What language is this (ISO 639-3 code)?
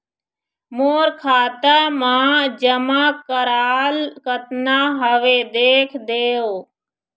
hne